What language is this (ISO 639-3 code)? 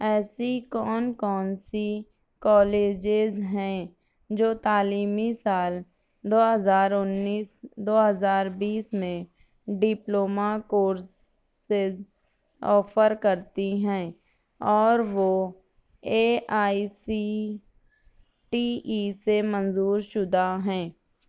urd